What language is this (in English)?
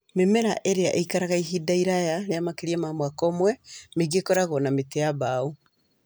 Kikuyu